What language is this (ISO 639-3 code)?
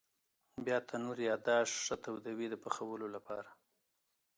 pus